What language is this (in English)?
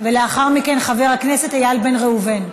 Hebrew